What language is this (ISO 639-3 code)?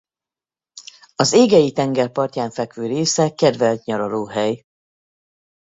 hun